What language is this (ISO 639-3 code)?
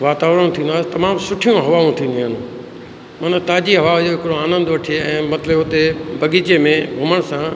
snd